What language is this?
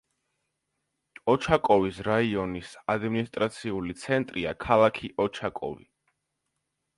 Georgian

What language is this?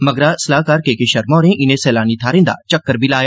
Dogri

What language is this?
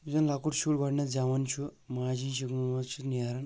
Kashmiri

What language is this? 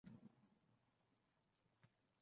Uzbek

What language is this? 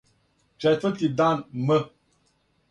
Serbian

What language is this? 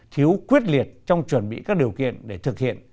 Vietnamese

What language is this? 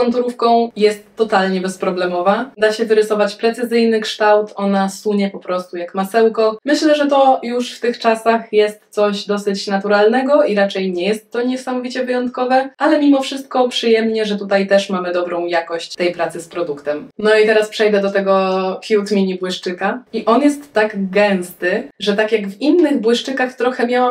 Polish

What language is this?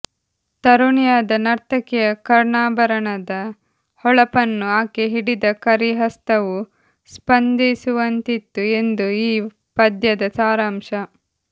Kannada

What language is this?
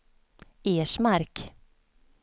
Swedish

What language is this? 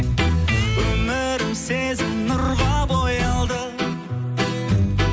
Kazakh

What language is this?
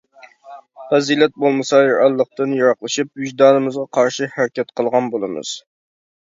Uyghur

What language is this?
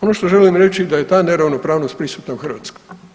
Croatian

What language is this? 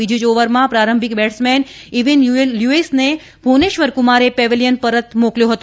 Gujarati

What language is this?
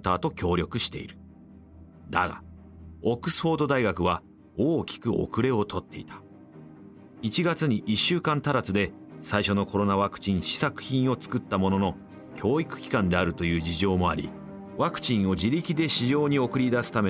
Japanese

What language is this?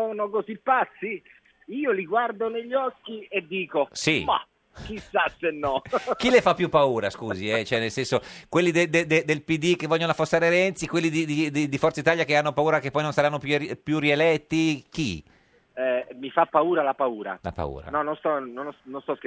Italian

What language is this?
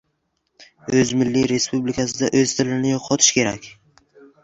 Uzbek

